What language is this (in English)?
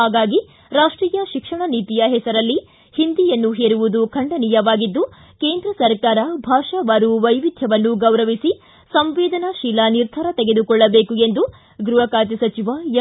Kannada